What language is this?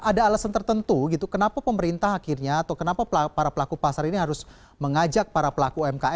Indonesian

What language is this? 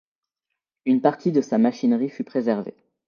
French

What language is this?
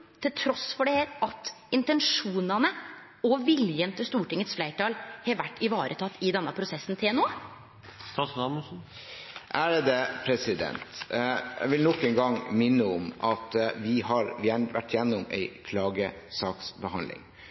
Norwegian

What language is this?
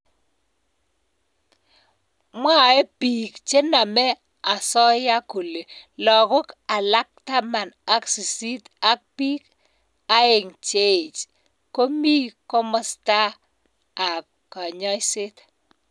Kalenjin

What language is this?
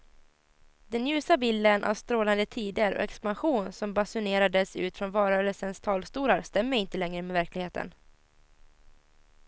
Swedish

